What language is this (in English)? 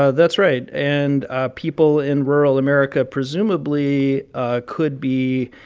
English